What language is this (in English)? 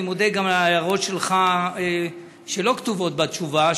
Hebrew